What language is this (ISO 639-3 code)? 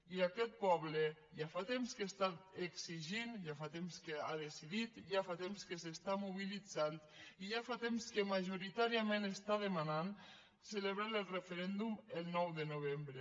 cat